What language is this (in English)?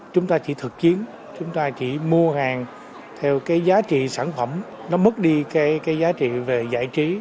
Vietnamese